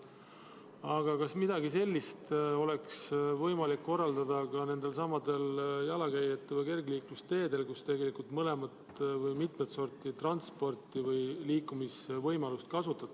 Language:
Estonian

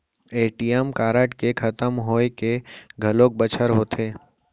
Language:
Chhattisgarhi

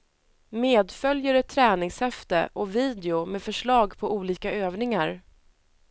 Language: Swedish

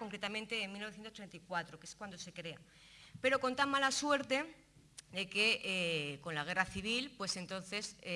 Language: Spanish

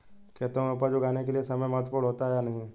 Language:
Hindi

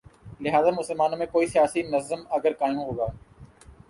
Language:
Urdu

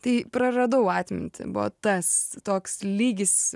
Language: Lithuanian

